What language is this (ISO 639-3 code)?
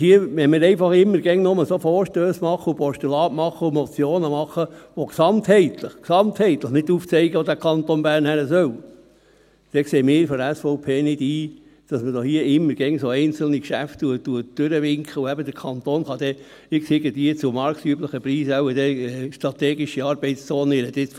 gsw